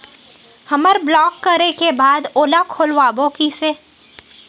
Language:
Chhattisgarhi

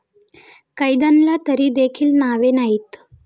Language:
Marathi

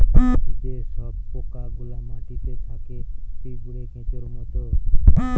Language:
Bangla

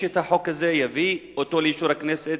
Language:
Hebrew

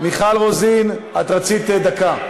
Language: Hebrew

